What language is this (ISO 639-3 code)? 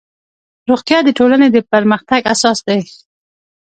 pus